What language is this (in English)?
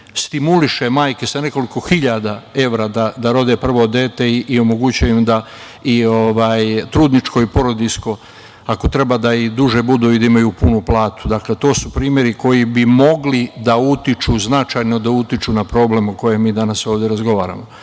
Serbian